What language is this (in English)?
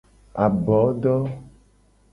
Gen